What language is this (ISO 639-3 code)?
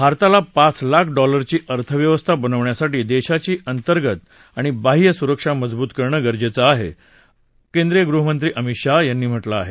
mar